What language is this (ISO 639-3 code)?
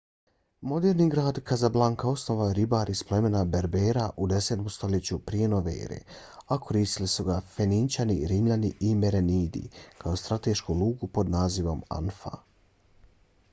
bos